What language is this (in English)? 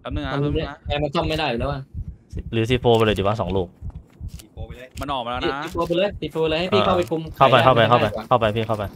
Thai